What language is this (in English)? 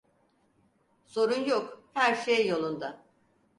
Turkish